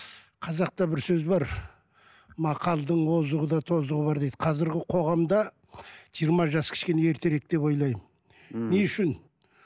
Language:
Kazakh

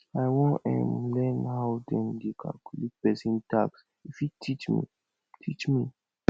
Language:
Nigerian Pidgin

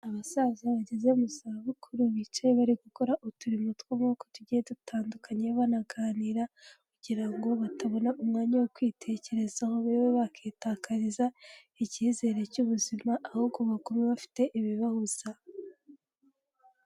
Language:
Kinyarwanda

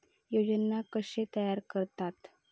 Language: Marathi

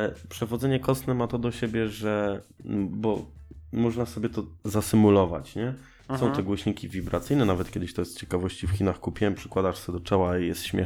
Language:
Polish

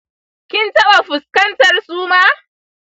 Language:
Hausa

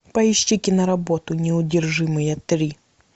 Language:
Russian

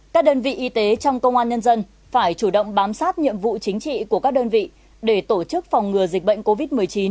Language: Vietnamese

